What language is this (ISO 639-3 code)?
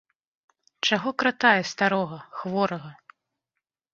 bel